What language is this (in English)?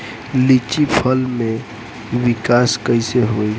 Bhojpuri